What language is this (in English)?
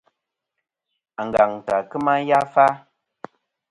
Kom